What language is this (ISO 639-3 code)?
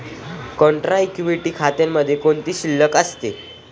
mar